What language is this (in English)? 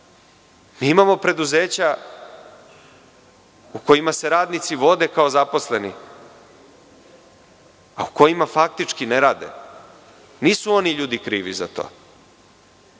Serbian